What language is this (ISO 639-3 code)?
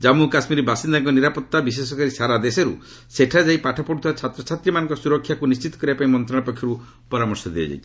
ori